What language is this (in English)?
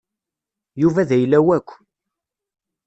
Kabyle